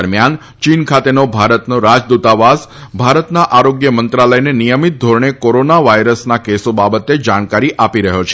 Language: Gujarati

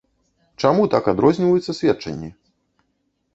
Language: Belarusian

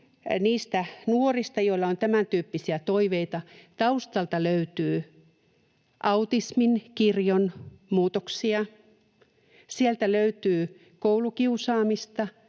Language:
Finnish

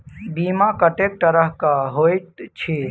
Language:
Maithili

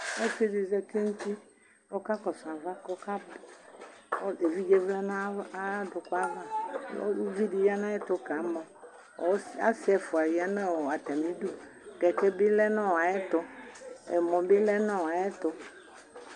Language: Ikposo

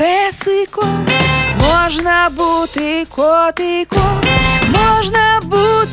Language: Ukrainian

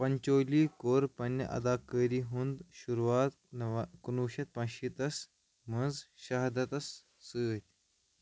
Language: Kashmiri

